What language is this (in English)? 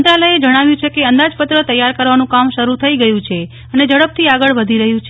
Gujarati